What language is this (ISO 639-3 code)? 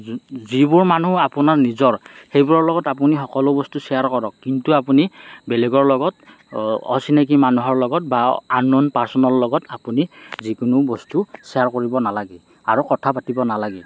asm